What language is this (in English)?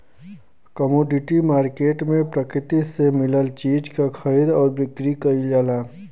Bhojpuri